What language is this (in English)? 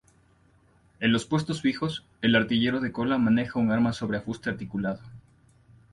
Spanish